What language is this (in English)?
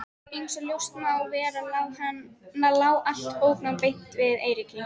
Icelandic